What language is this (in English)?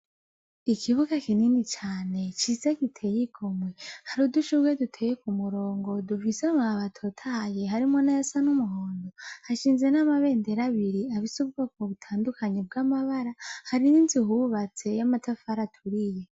Rundi